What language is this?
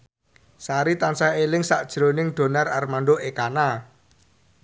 Javanese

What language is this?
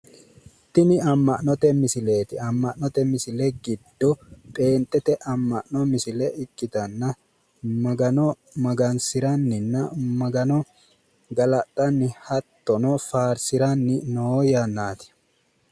Sidamo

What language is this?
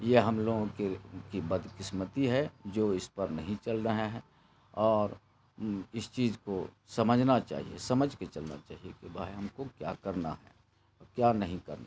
Urdu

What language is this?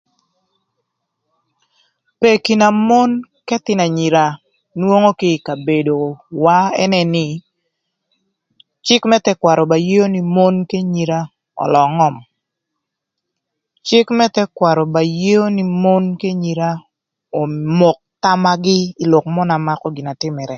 Thur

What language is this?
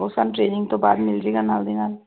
Punjabi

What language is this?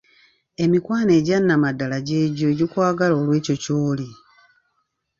Ganda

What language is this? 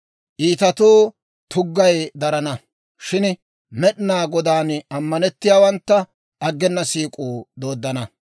Dawro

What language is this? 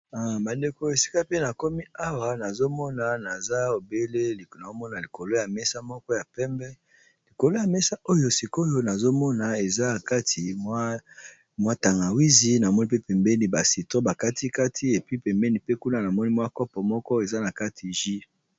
Lingala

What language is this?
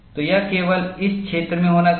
Hindi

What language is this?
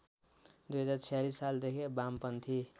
Nepali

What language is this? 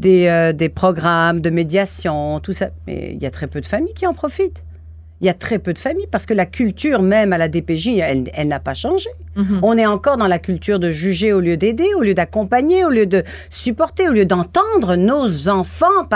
French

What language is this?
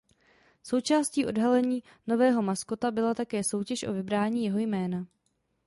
Czech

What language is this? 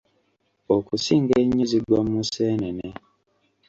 Ganda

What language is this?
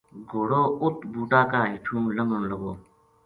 Gujari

